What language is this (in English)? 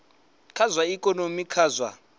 Venda